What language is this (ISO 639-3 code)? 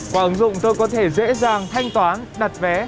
vie